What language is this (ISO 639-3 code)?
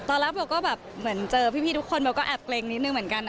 tha